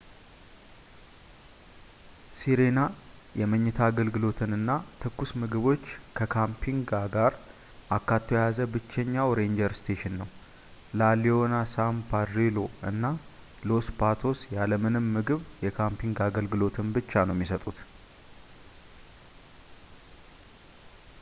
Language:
Amharic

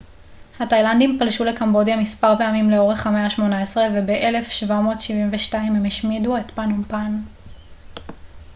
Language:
Hebrew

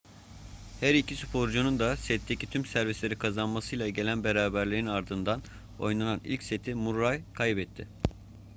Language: Turkish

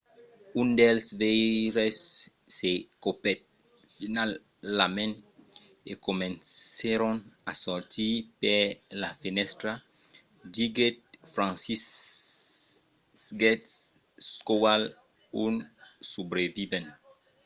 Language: Occitan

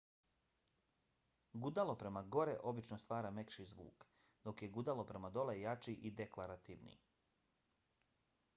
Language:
Bosnian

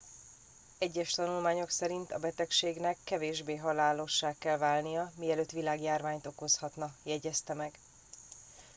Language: Hungarian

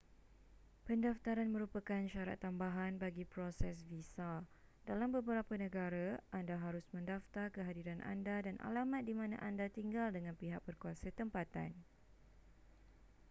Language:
Malay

